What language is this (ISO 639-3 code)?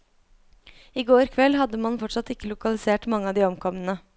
nor